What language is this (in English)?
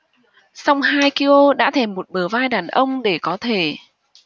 Vietnamese